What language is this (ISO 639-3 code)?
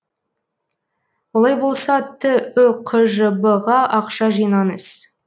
kaz